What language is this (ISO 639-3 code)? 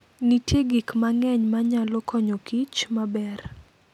luo